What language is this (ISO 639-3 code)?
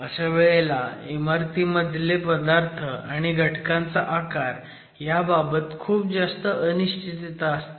mar